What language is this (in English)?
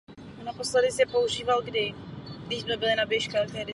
Czech